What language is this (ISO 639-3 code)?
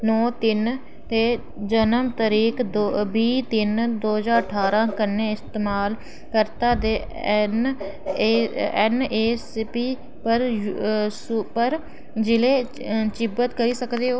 doi